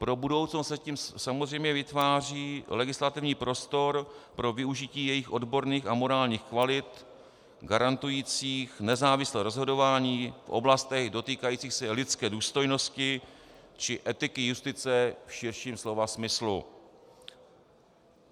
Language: Czech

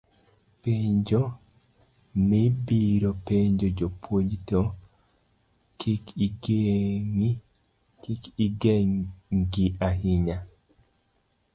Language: Luo (Kenya and Tanzania)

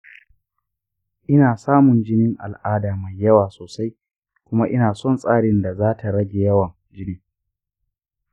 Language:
Hausa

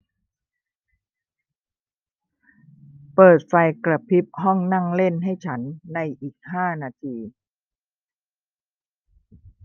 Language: Thai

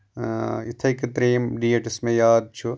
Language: Kashmiri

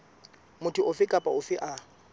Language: Southern Sotho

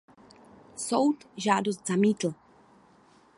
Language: Czech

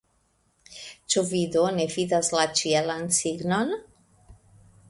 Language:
Esperanto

